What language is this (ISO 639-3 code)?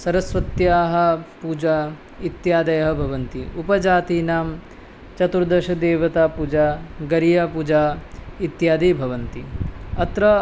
san